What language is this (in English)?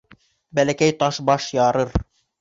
Bashkir